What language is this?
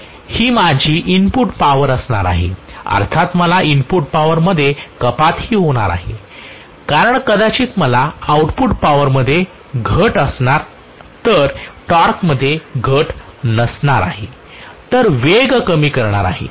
Marathi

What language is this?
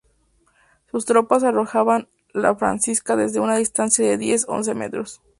Spanish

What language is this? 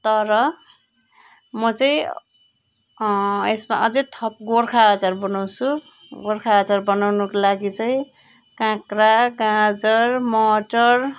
Nepali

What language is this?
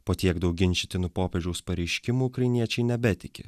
Lithuanian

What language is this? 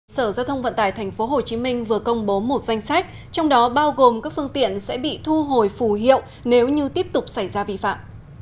Vietnamese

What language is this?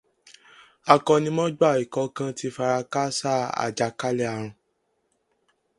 Yoruba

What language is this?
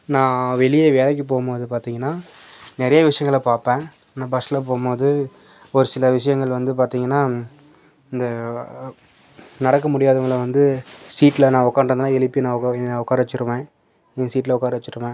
Tamil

